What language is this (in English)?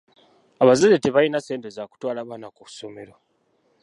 Ganda